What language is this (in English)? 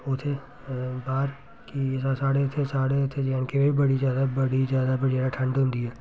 Dogri